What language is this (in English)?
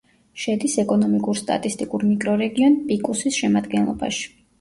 Georgian